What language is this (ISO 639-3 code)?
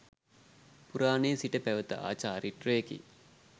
sin